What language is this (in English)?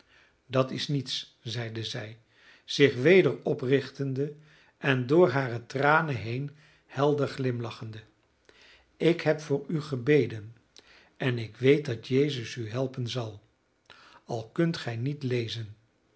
Dutch